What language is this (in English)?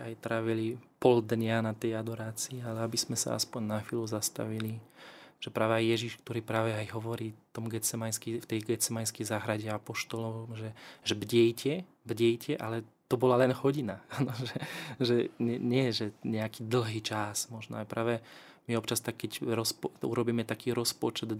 Slovak